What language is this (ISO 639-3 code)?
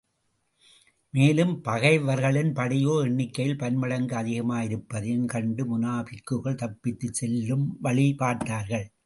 tam